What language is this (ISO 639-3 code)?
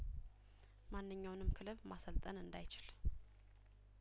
amh